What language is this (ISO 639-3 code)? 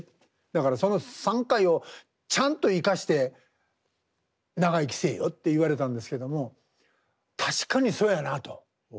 jpn